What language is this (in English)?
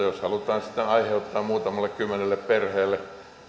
Finnish